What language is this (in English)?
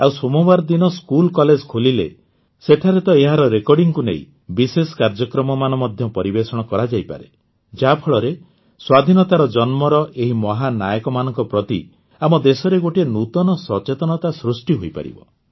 Odia